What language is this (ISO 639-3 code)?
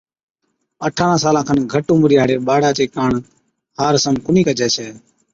odk